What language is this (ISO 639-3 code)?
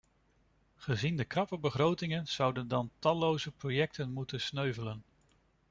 nld